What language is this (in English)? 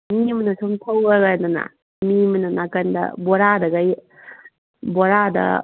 Manipuri